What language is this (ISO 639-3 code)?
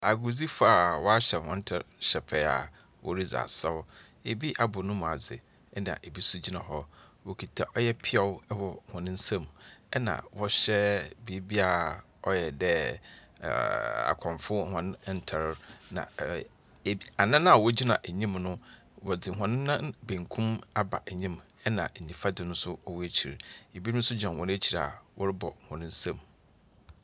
aka